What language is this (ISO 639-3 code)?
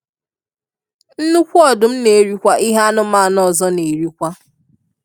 ibo